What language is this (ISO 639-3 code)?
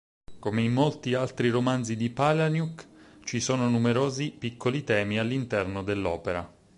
ita